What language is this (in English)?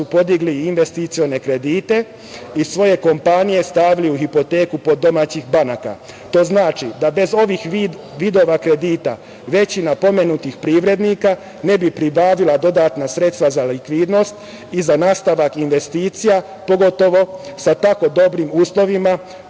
Serbian